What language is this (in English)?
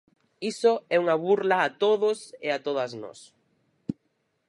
Galician